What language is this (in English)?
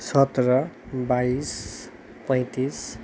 Nepali